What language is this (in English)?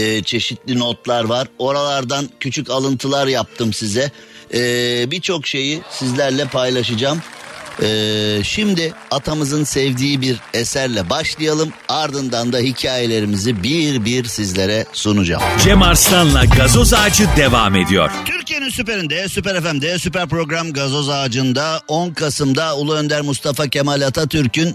Turkish